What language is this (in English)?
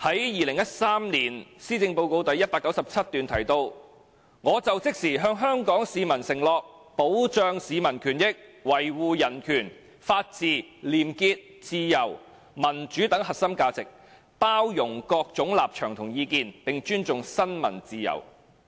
Cantonese